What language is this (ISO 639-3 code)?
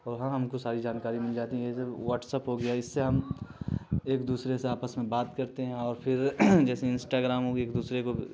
urd